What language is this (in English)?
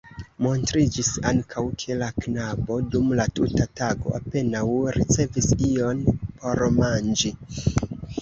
Esperanto